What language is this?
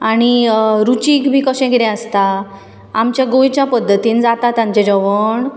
Konkani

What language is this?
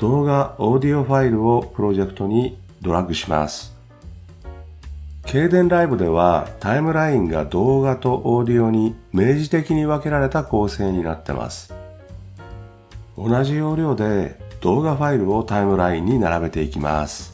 Japanese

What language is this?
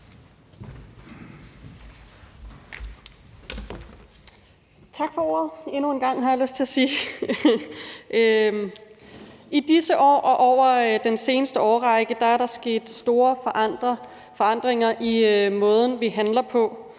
Danish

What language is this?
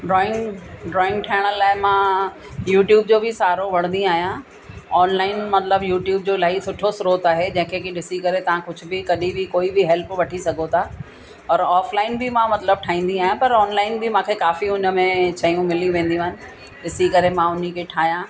Sindhi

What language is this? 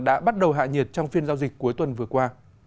Vietnamese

